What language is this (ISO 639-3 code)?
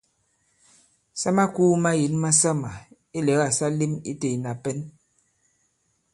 abb